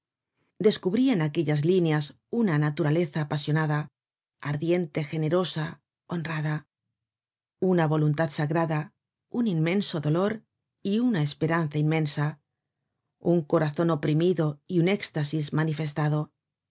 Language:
Spanish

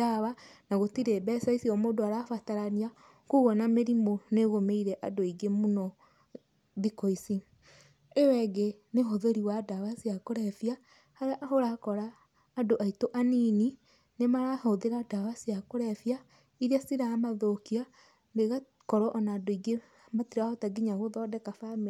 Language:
Kikuyu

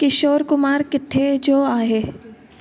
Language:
Sindhi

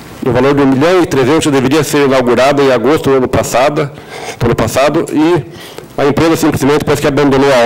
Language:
Portuguese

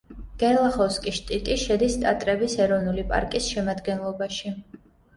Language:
Georgian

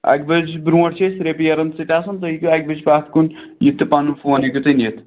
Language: Kashmiri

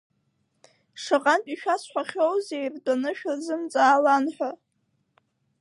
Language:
Abkhazian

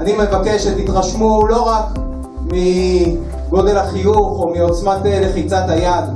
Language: Hebrew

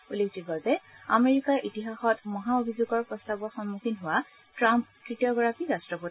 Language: Assamese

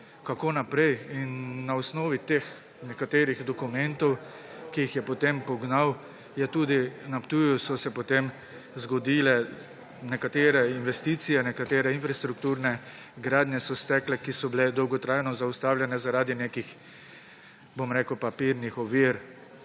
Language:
Slovenian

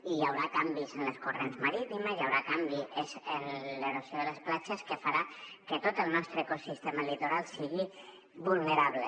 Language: Catalan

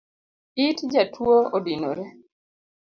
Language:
Luo (Kenya and Tanzania)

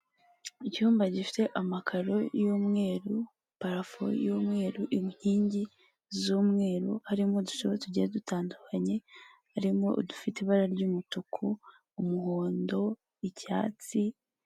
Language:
Kinyarwanda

